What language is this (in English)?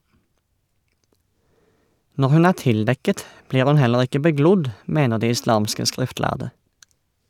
Norwegian